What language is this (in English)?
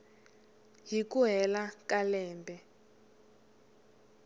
Tsonga